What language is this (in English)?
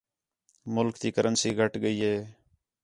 Khetrani